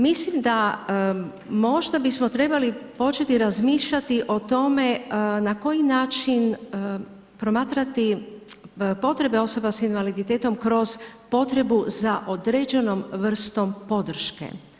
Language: Croatian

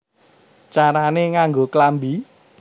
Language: Javanese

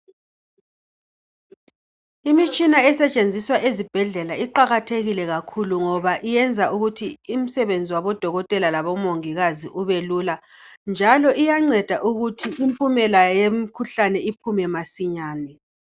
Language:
North Ndebele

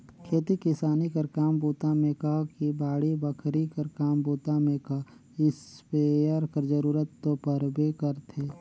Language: Chhattisgarhi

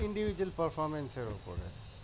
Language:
Bangla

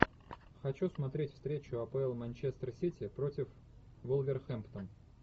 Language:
Russian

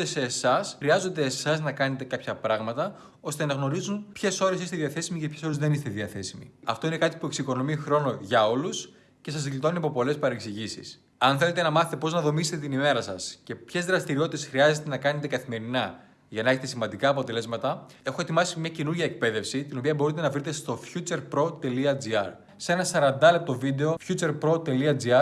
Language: Greek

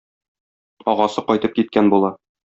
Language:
Tatar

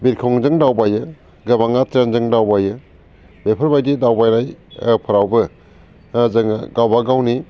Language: Bodo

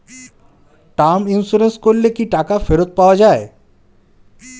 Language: Bangla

